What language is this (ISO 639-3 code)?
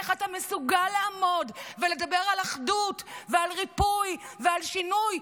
heb